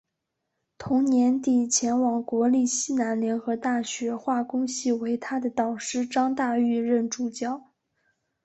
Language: Chinese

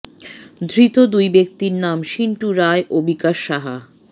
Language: Bangla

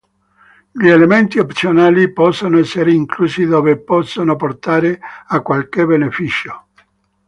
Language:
Italian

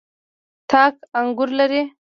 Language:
Pashto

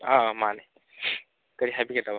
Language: Manipuri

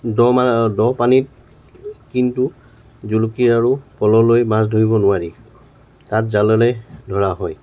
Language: Assamese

